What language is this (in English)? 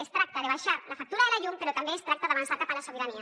Catalan